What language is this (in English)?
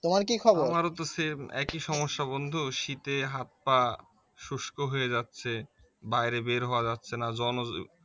Bangla